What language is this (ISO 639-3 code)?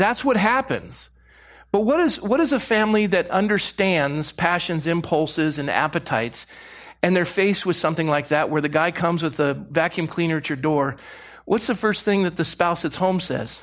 eng